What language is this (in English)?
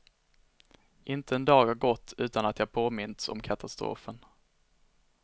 Swedish